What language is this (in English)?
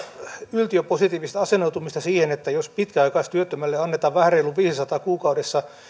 Finnish